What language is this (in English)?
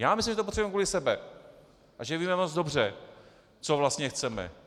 Czech